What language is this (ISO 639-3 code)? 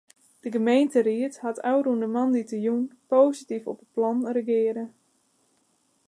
fry